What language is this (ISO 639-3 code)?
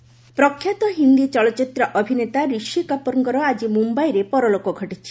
ori